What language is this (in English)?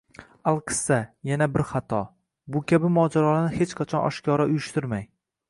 Uzbek